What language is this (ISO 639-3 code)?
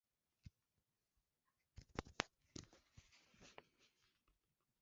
swa